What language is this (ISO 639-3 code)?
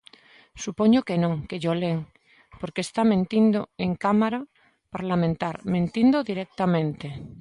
glg